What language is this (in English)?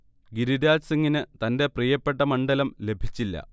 Malayalam